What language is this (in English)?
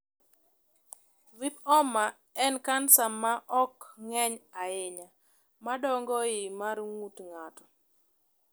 Luo (Kenya and Tanzania)